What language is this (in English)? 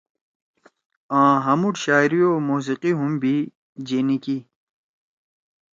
Torwali